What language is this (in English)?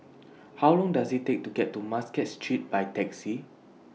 English